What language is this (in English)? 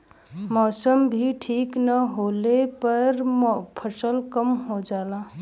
Bhojpuri